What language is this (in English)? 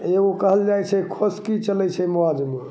Maithili